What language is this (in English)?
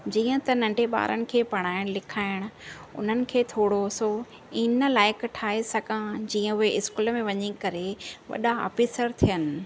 Sindhi